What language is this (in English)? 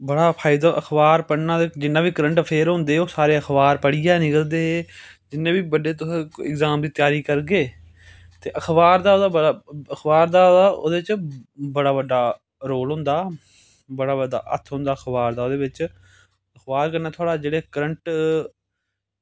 Dogri